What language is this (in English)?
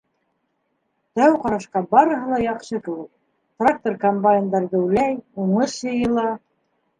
Bashkir